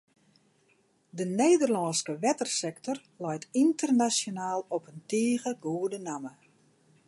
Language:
Western Frisian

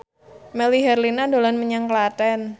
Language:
Javanese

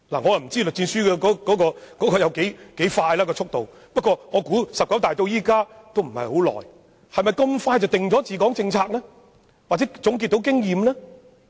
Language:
Cantonese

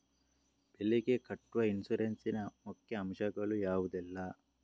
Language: Kannada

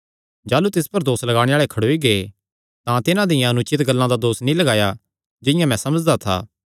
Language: Kangri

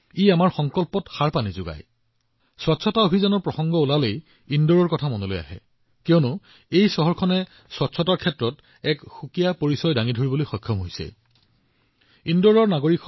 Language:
Assamese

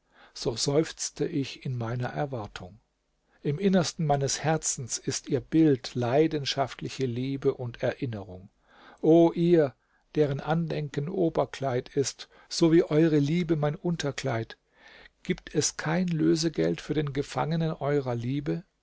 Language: German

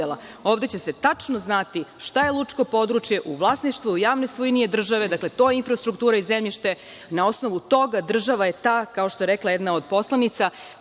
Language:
Serbian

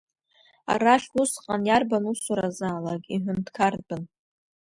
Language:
Abkhazian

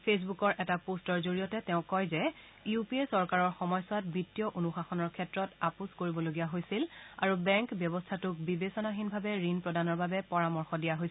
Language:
Assamese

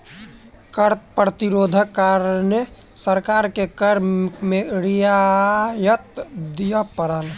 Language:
Maithili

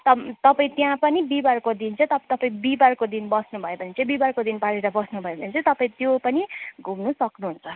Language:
Nepali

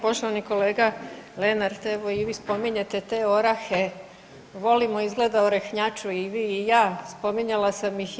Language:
Croatian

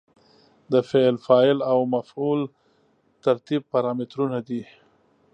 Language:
Pashto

